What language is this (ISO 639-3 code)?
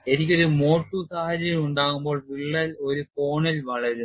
mal